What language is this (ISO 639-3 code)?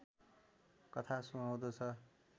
nep